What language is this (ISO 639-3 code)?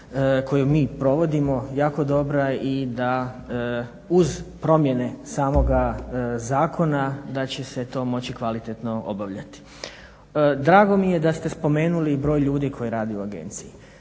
hrv